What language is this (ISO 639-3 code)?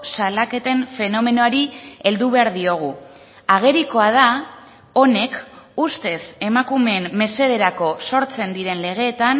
eus